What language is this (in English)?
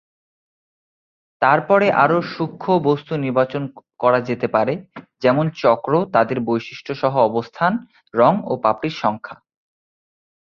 Bangla